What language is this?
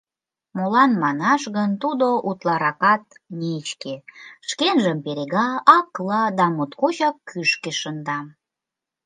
Mari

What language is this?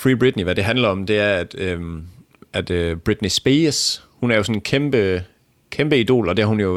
Danish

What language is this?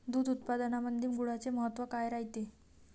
Marathi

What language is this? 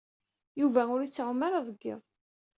Kabyle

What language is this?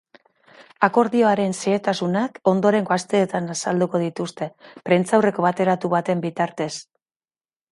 Basque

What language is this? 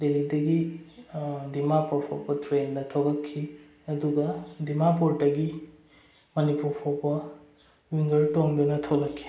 Manipuri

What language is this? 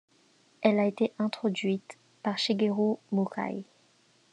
French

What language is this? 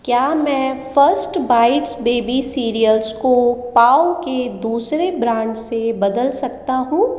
Hindi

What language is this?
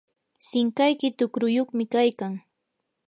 Yanahuanca Pasco Quechua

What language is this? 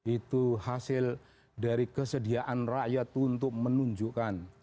Indonesian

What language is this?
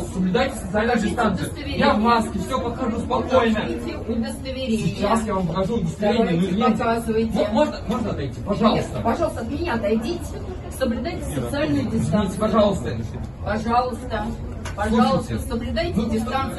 Russian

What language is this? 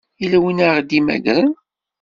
Kabyle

